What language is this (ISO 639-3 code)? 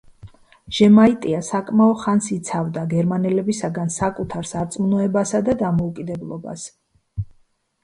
kat